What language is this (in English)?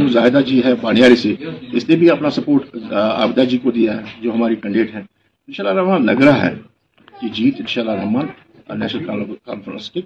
Urdu